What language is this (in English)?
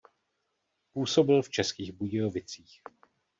Czech